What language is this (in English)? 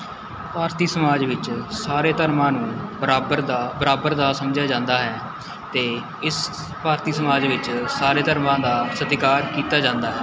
Punjabi